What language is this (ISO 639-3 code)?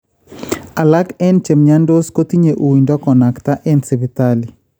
kln